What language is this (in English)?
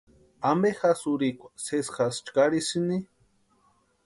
Western Highland Purepecha